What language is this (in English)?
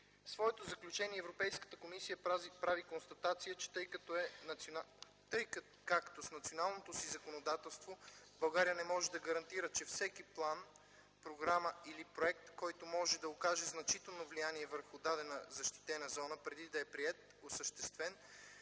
Bulgarian